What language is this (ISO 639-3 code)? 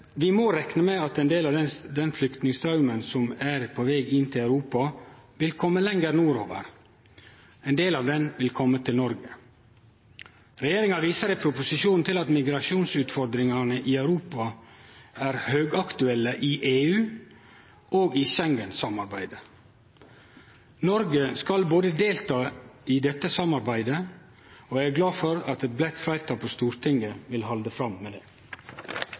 nno